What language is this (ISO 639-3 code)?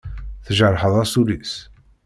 kab